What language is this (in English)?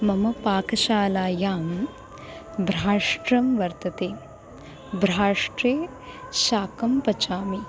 Sanskrit